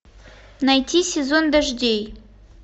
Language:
Russian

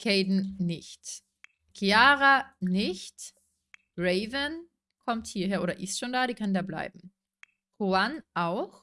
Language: German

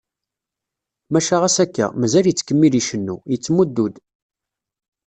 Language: Kabyle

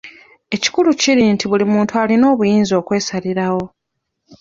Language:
Ganda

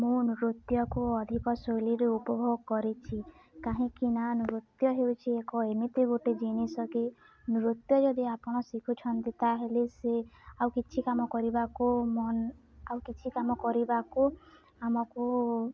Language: Odia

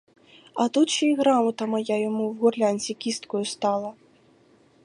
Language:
Ukrainian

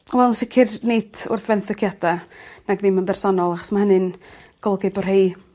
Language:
Welsh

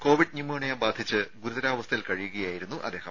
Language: Malayalam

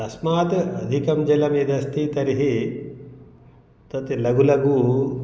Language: Sanskrit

